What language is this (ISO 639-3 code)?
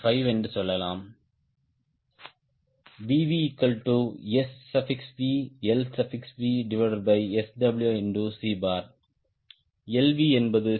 tam